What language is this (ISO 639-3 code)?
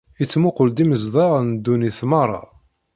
kab